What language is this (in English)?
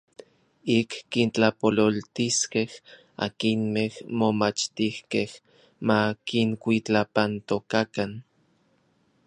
Orizaba Nahuatl